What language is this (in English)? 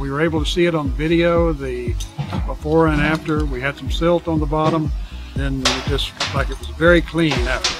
English